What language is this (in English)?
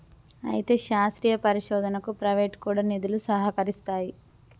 Telugu